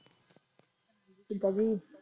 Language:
Punjabi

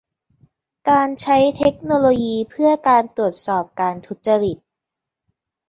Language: Thai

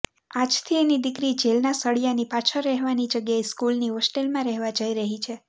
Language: Gujarati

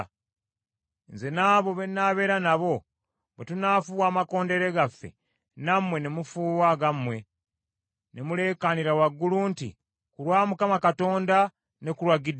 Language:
Ganda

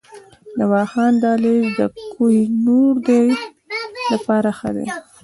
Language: Pashto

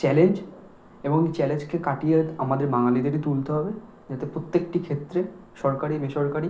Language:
Bangla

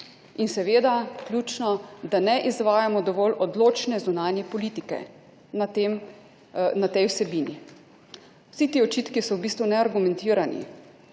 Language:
Slovenian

